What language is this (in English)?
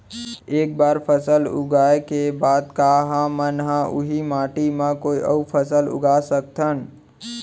Chhattisgarhi